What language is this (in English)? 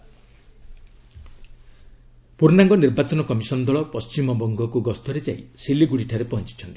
Odia